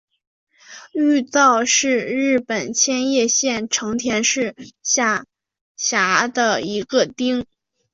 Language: Chinese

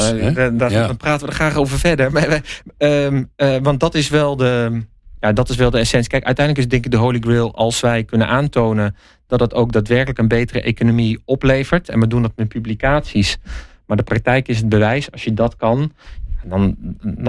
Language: Dutch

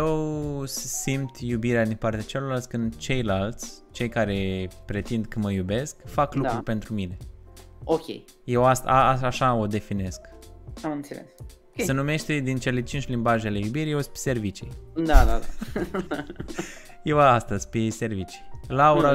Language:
Romanian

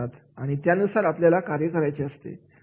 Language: Marathi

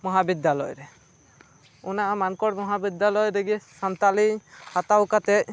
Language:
Santali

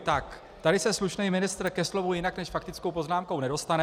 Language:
Czech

